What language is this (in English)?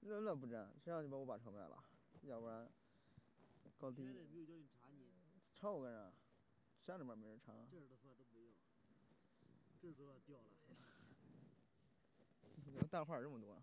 Chinese